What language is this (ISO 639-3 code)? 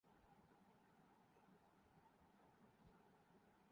urd